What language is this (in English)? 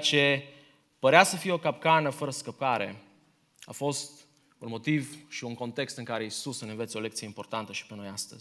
Romanian